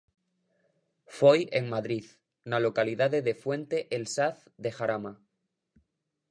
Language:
Galician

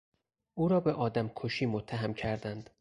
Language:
Persian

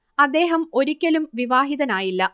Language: Malayalam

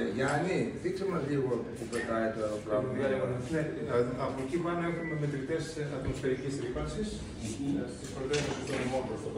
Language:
Greek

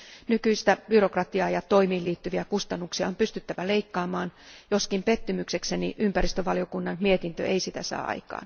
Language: Finnish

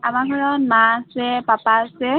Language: Assamese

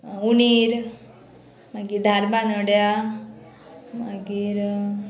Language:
Konkani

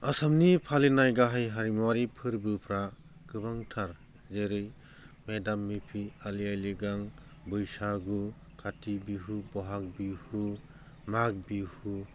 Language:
Bodo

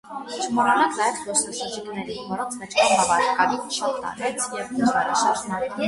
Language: Armenian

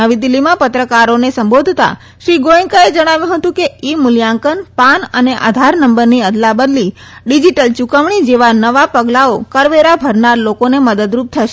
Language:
Gujarati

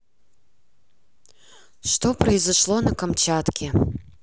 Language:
Russian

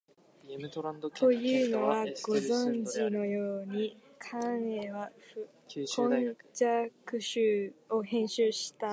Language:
Japanese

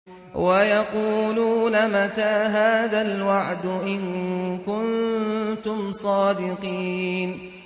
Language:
Arabic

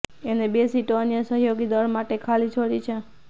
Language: Gujarati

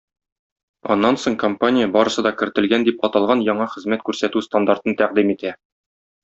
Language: Tatar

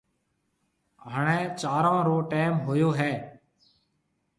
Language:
Marwari (Pakistan)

